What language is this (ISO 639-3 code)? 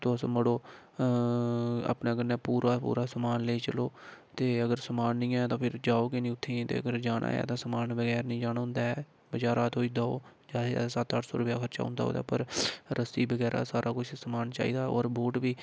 doi